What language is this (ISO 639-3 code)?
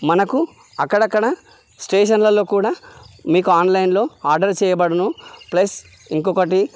tel